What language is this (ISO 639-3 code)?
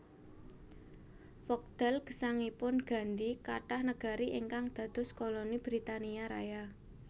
jav